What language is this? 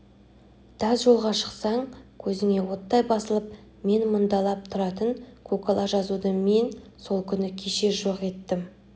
Kazakh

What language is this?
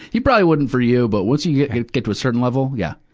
English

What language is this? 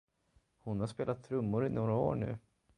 Swedish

